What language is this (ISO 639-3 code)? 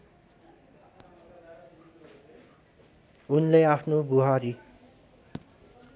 nep